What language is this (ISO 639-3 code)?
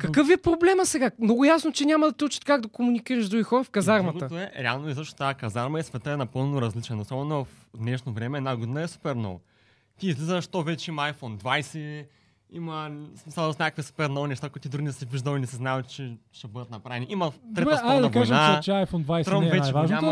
bul